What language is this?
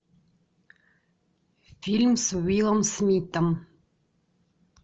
Russian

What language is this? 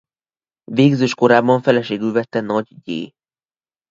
Hungarian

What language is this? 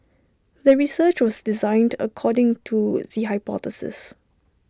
English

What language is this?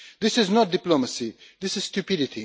English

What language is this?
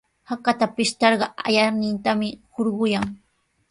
Sihuas Ancash Quechua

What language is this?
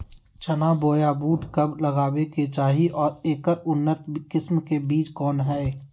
Magahi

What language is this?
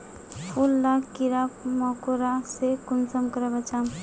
Magahi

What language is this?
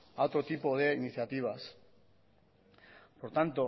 Spanish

